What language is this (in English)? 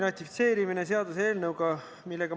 Estonian